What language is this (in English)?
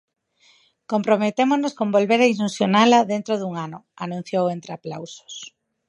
Galician